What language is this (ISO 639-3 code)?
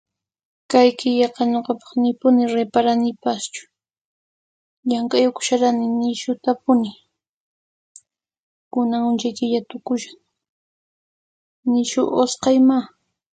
qxp